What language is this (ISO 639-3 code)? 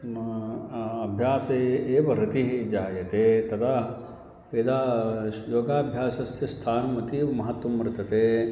san